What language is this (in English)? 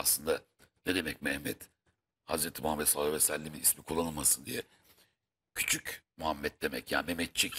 Turkish